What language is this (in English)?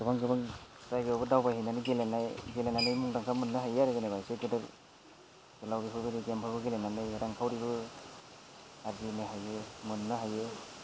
Bodo